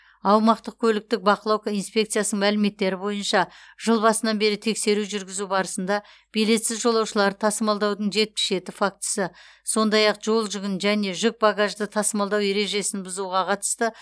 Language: Kazakh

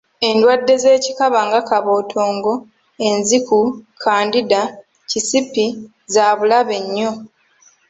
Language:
Ganda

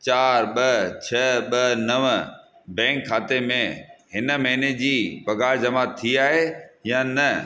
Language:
Sindhi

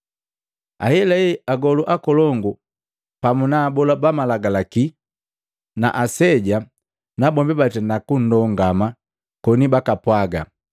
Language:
Matengo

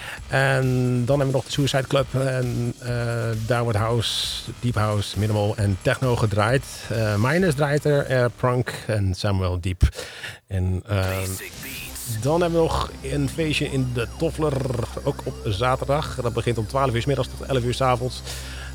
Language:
Dutch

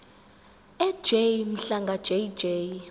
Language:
Zulu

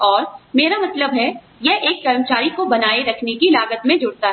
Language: Hindi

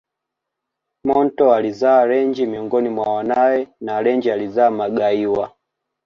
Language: Swahili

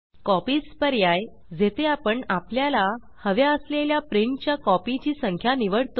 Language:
Marathi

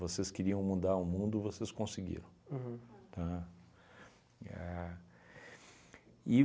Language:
Portuguese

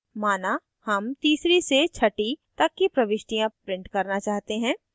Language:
Hindi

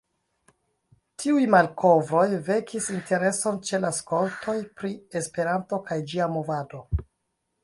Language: Esperanto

